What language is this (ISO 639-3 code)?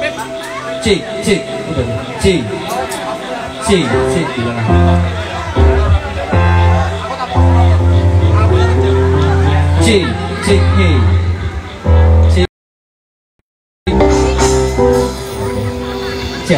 ind